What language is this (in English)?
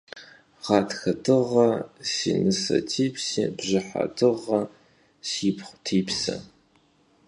Kabardian